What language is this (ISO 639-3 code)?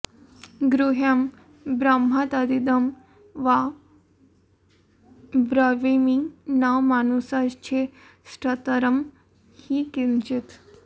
san